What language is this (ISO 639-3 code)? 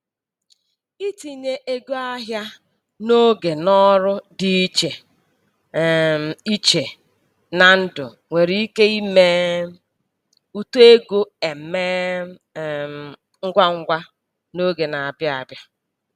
ibo